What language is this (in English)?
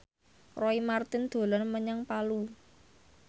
Javanese